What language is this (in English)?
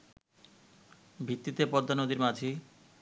Bangla